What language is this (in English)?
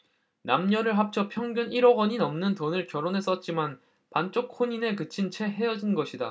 Korean